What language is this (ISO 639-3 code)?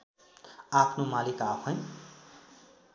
nep